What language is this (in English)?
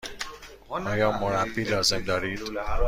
Persian